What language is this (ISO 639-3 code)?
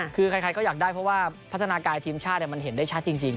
tha